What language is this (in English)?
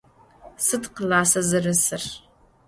Adyghe